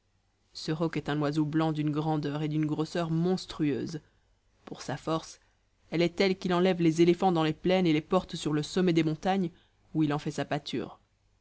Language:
French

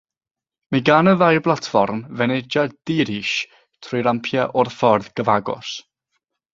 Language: Welsh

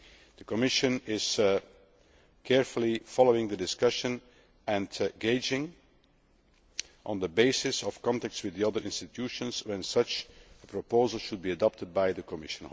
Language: English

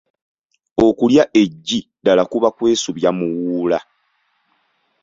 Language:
Ganda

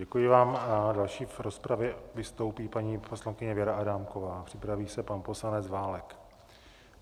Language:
Czech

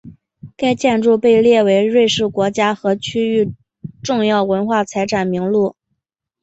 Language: Chinese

